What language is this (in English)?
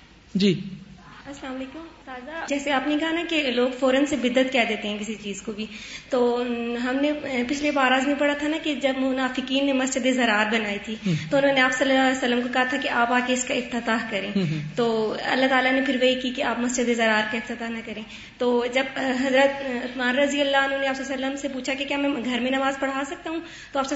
Urdu